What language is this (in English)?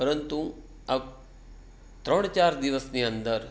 Gujarati